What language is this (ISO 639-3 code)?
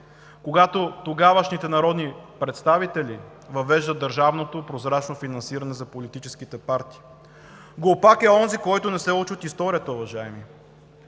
bul